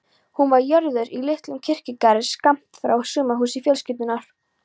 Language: Icelandic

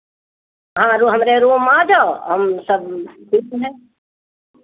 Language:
Hindi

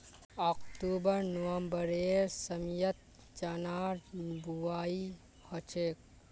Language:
Magahi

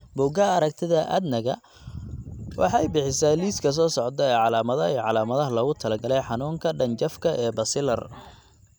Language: Somali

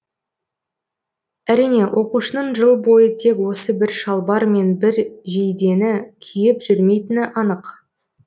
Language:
Kazakh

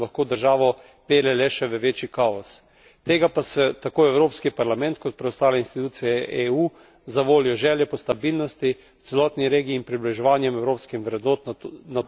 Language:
Slovenian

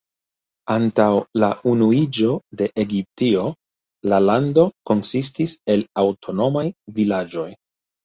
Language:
Esperanto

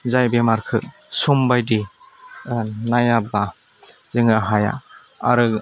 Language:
Bodo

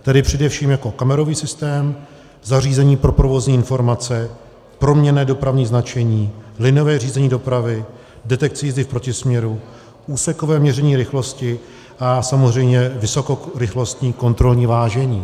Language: Czech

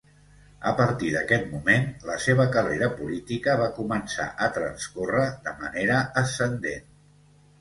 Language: Catalan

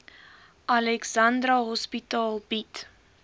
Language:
Afrikaans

